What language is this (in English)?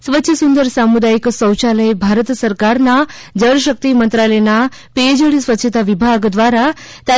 Gujarati